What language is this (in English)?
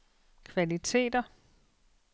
Danish